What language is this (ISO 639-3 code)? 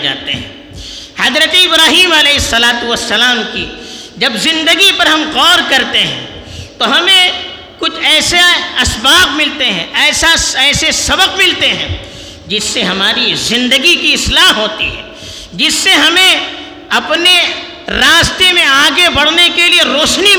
urd